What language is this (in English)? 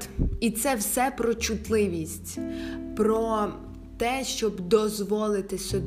Ukrainian